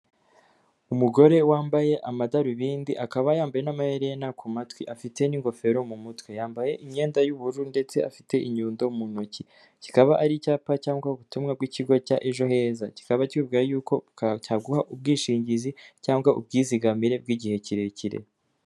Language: Kinyarwanda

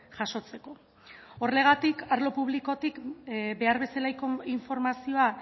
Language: Basque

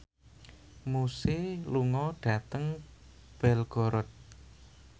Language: Javanese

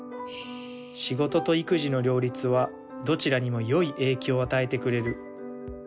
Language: Japanese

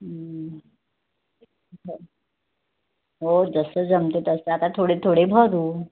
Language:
Marathi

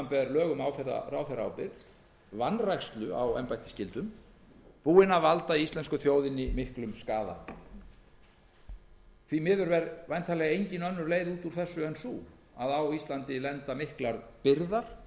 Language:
Icelandic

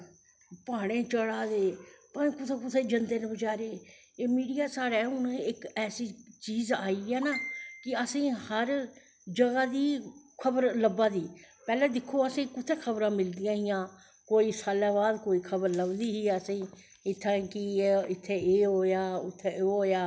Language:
Dogri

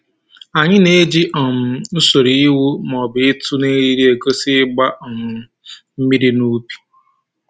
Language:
Igbo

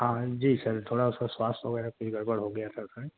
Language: Urdu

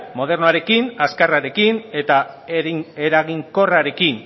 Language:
Basque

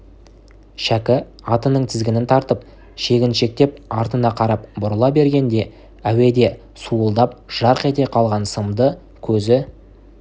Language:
Kazakh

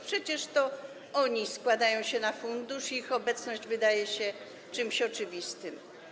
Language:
Polish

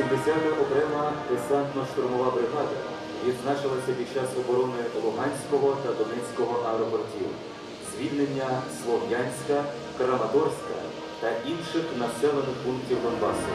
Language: Ukrainian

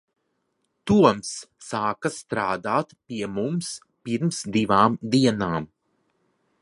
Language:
Latvian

